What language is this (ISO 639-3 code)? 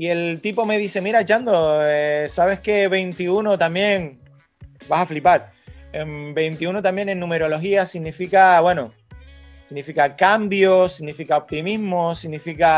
spa